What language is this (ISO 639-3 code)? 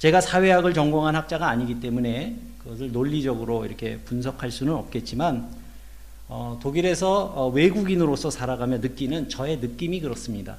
kor